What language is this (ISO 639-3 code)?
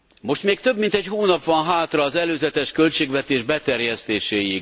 hun